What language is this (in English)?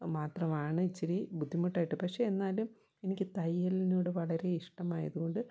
Malayalam